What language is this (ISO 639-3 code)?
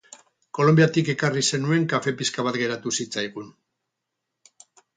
eus